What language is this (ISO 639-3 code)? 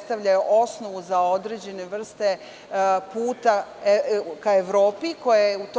srp